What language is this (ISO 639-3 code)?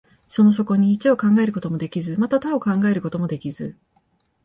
jpn